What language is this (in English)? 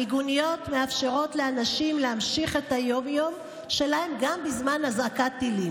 Hebrew